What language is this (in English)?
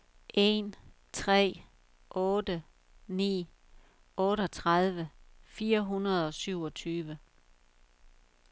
Danish